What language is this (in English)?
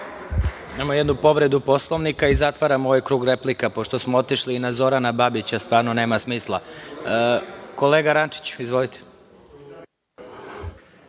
Serbian